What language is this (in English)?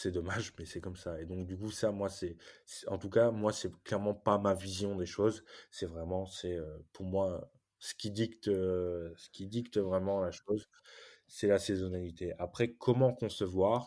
French